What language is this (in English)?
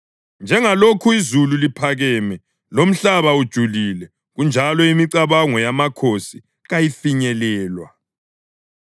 North Ndebele